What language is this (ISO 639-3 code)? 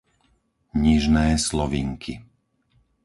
slk